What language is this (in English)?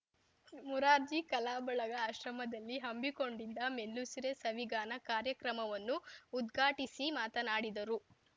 Kannada